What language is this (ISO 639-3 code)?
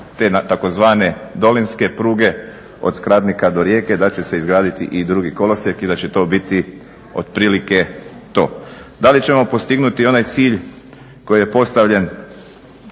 hrv